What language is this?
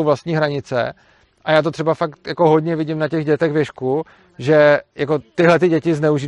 Czech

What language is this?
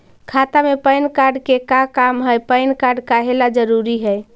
Magahi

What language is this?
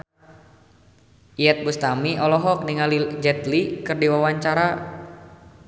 Sundanese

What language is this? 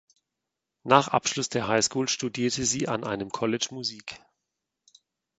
German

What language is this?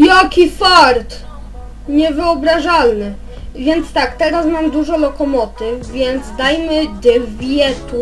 Polish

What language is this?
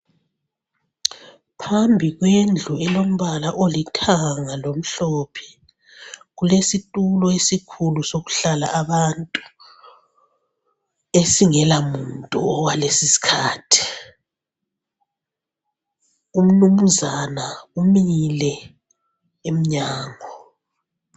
North Ndebele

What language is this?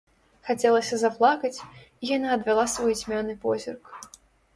Belarusian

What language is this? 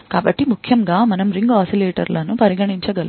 Telugu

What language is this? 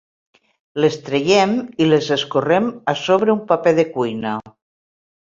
Catalan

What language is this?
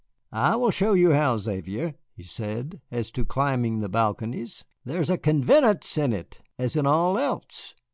English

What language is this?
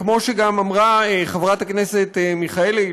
Hebrew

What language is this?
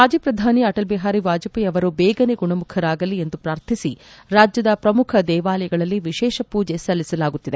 Kannada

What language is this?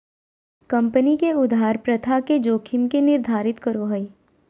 Magahi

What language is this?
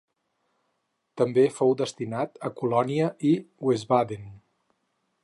Catalan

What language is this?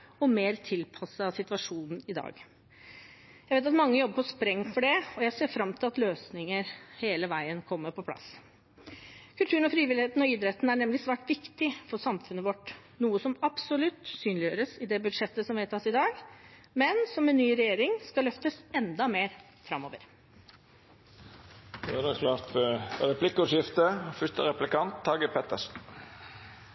Norwegian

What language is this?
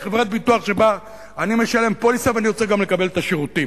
Hebrew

